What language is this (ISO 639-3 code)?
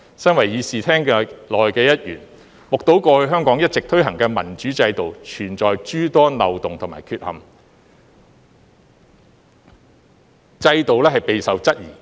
yue